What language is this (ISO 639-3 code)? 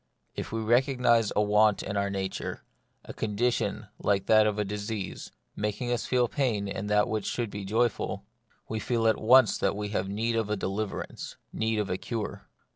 eng